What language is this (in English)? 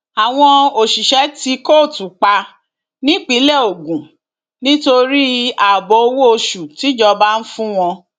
Yoruba